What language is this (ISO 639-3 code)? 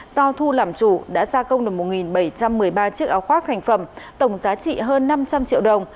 vie